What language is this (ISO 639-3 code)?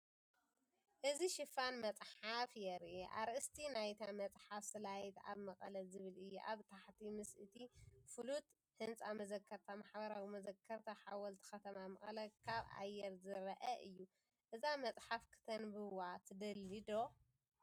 tir